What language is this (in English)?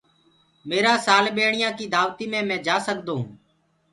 Gurgula